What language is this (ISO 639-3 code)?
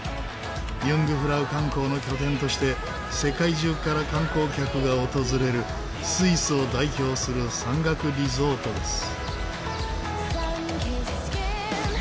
jpn